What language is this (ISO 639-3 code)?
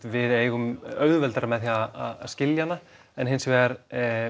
isl